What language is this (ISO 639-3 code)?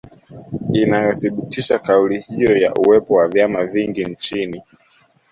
swa